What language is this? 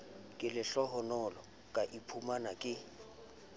Southern Sotho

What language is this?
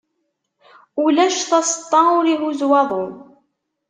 Kabyle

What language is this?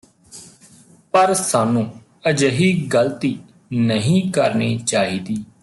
Punjabi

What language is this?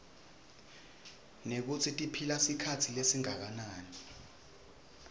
Swati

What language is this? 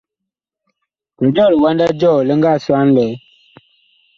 Bakoko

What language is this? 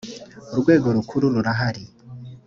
Kinyarwanda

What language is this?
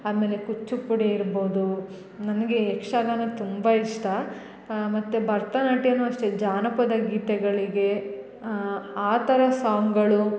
Kannada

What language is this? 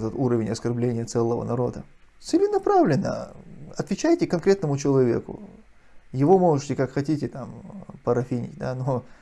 Russian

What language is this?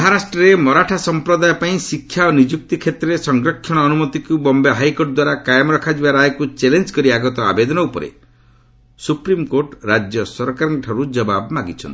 Odia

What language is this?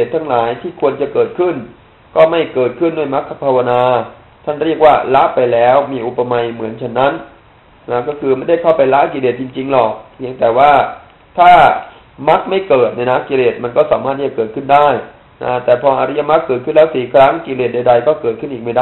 Thai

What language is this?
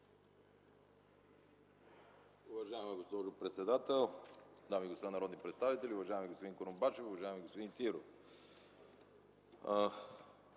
Bulgarian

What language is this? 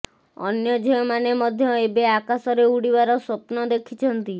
Odia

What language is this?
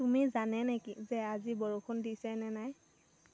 Assamese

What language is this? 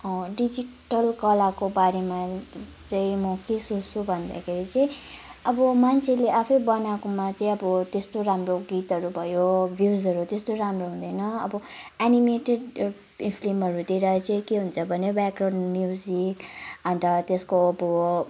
Nepali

